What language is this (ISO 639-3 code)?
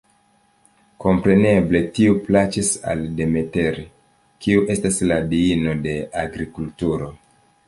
epo